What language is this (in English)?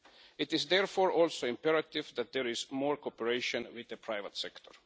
English